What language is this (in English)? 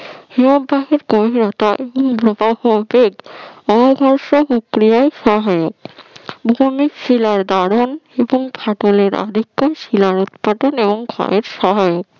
Bangla